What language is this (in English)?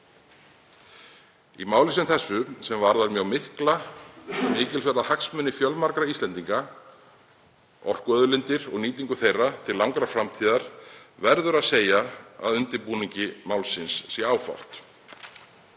Icelandic